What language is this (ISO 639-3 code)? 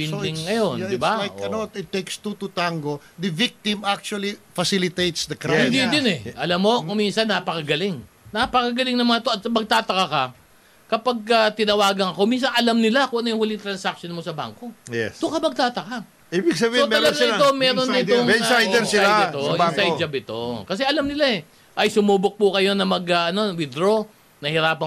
fil